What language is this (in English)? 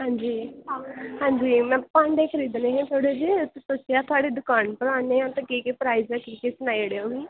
Dogri